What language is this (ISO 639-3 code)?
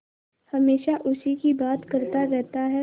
hin